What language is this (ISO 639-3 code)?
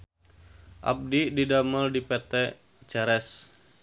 sun